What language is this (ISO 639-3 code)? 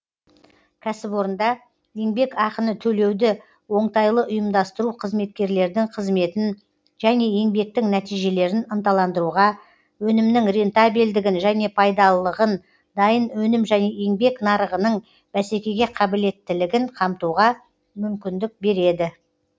kaz